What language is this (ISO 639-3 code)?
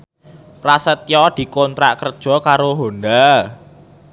jav